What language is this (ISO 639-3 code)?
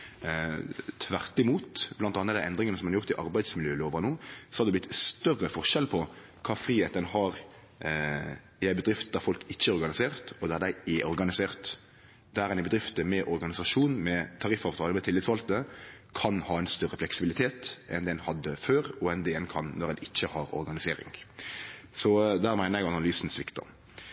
nno